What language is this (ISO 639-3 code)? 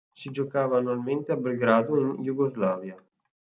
ita